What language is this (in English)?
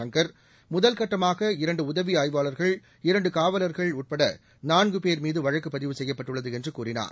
Tamil